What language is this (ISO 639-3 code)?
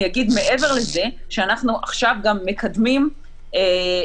heb